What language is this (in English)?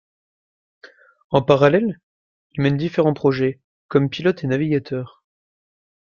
French